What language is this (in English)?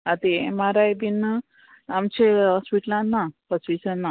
Konkani